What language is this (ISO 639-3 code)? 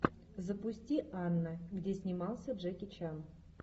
rus